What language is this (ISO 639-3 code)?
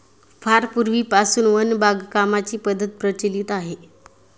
mar